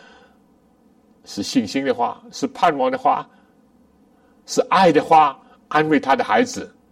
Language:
Chinese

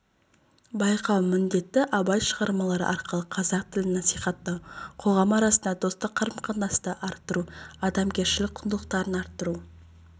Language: Kazakh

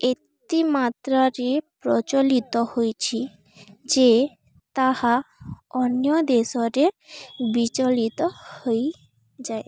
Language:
Odia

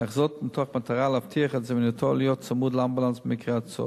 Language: Hebrew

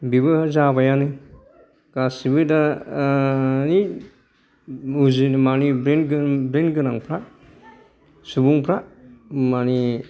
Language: Bodo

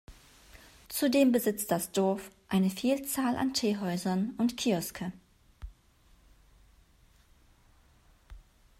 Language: German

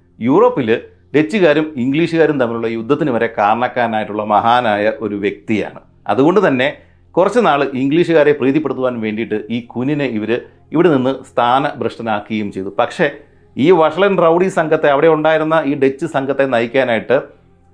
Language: Malayalam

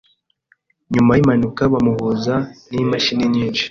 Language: Kinyarwanda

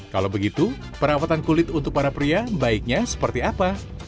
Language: Indonesian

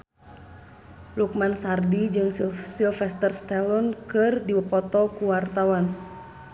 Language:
Sundanese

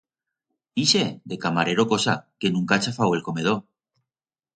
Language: Aragonese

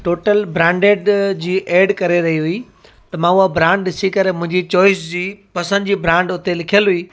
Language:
Sindhi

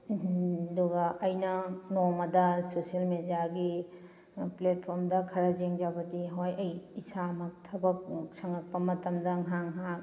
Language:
Manipuri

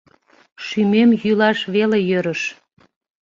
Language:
Mari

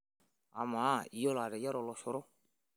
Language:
Masai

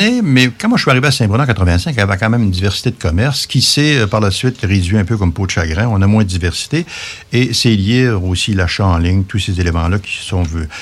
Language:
French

